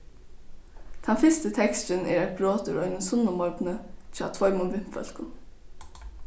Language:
Faroese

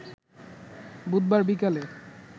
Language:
Bangla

